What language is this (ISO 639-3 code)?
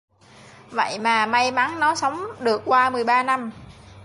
vie